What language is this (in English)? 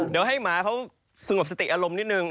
Thai